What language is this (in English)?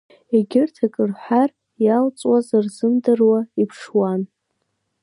Abkhazian